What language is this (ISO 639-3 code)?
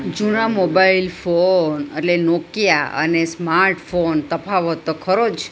guj